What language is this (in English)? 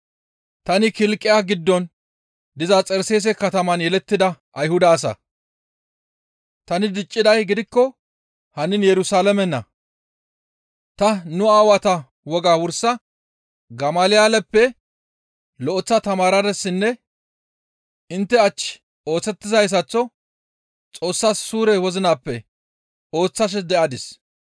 Gamo